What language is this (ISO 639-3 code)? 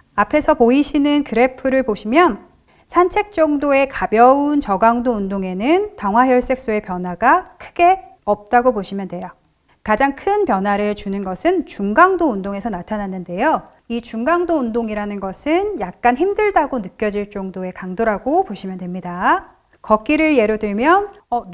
kor